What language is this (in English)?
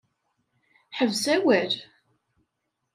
Kabyle